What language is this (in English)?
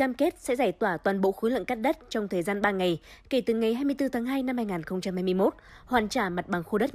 Vietnamese